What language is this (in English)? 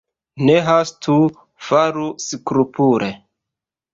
Esperanto